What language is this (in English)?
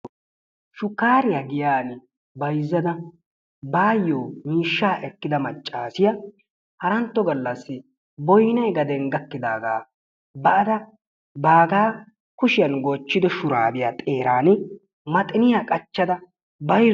Wolaytta